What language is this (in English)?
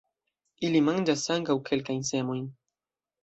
Esperanto